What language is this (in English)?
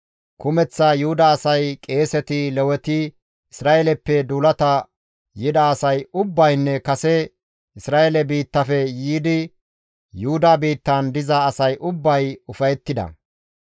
Gamo